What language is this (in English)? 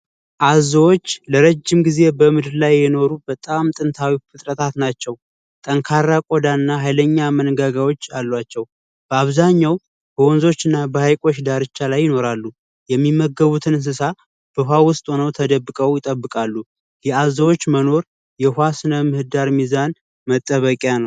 Amharic